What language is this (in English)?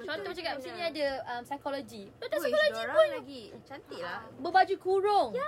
Malay